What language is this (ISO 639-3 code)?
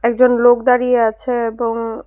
ben